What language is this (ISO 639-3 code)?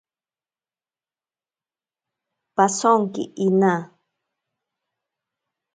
prq